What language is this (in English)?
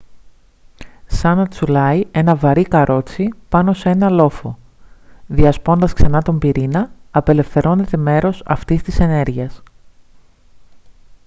Greek